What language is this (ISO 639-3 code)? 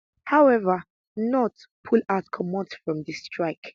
pcm